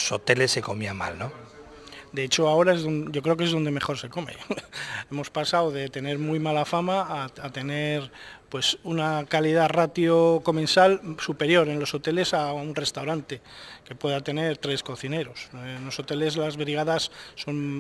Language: Spanish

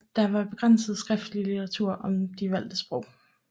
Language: Danish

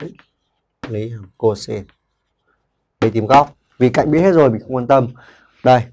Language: Vietnamese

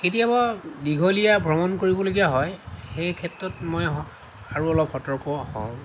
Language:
Assamese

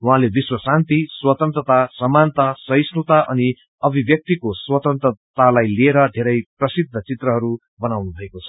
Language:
Nepali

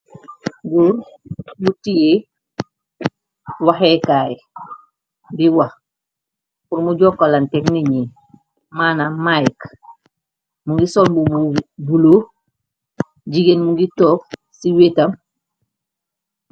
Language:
Wolof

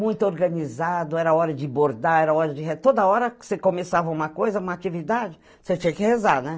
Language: Portuguese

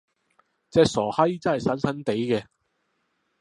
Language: Cantonese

